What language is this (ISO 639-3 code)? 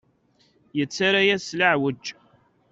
kab